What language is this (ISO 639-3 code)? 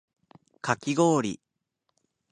jpn